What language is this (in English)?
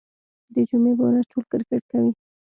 Pashto